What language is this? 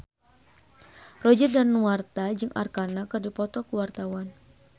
Sundanese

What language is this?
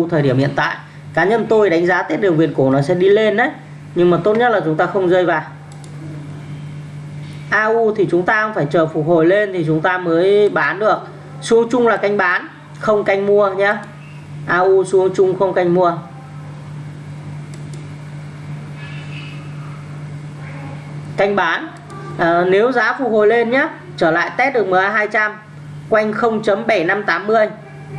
Vietnamese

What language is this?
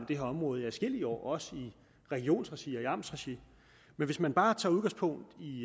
Danish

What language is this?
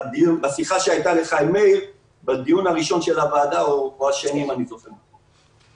Hebrew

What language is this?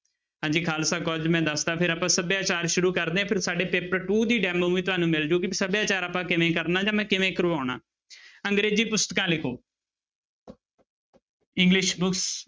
Punjabi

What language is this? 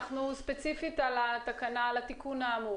Hebrew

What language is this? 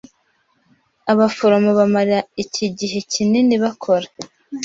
Kinyarwanda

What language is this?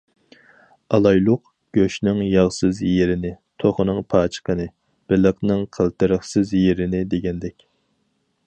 Uyghur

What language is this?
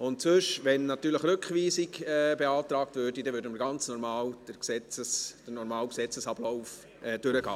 Swiss German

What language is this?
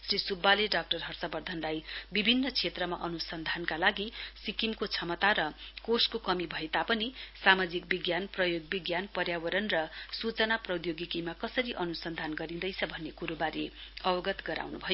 Nepali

